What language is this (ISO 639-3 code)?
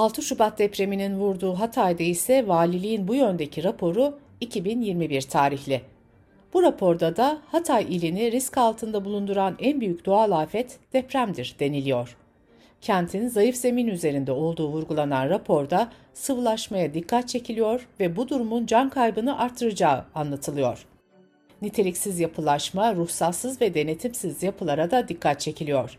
tur